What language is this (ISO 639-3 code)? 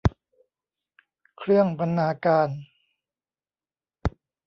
tha